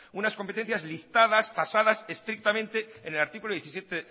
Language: Spanish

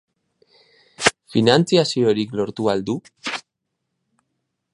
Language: Basque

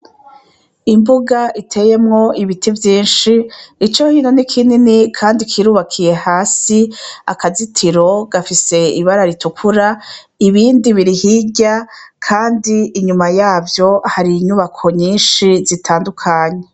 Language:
Rundi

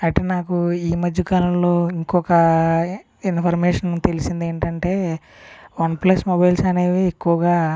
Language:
Telugu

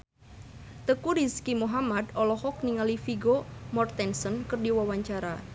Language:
Sundanese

